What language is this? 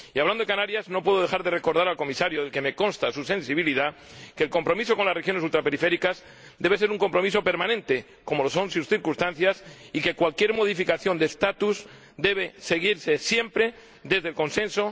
Spanish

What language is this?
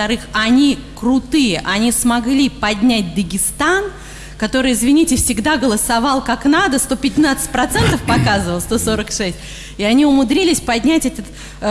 Russian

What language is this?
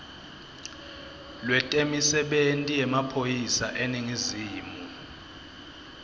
Swati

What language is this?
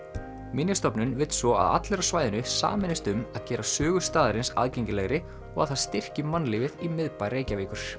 Icelandic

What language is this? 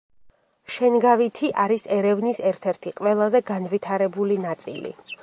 Georgian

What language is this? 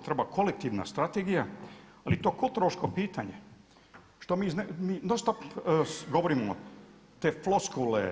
Croatian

